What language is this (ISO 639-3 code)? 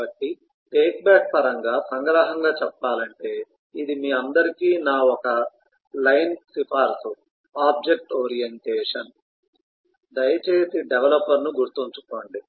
tel